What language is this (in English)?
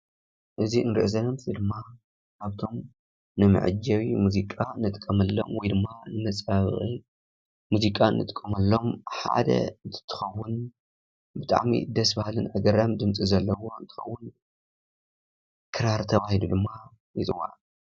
Tigrinya